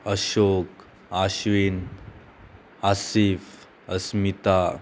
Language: Konkani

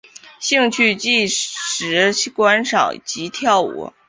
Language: Chinese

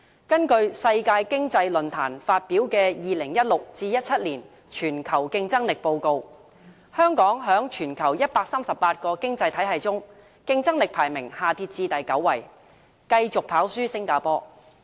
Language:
Cantonese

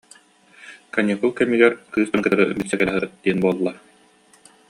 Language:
Yakut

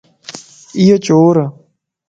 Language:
Lasi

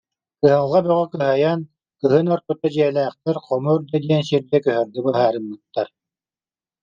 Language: Yakut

